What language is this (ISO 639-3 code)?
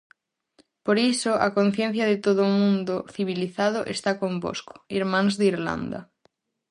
glg